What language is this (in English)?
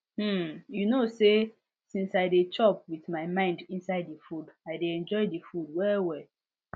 Nigerian Pidgin